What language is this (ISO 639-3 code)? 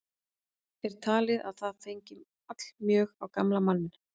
isl